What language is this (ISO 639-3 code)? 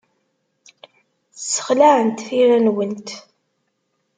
kab